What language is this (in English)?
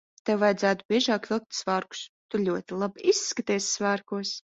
Latvian